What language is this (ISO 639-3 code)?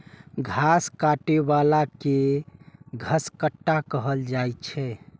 mai